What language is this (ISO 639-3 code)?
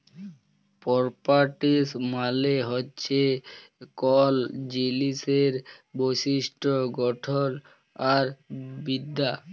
ben